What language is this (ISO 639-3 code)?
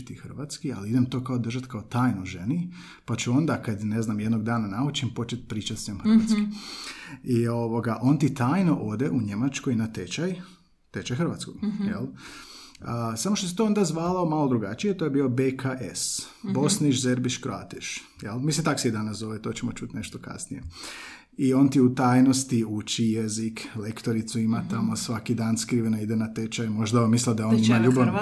hrv